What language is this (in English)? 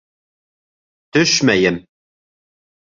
Bashkir